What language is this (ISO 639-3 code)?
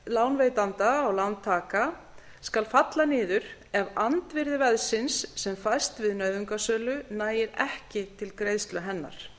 isl